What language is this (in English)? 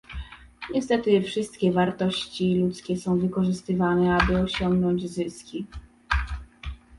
Polish